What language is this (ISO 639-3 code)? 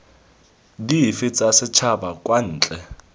tsn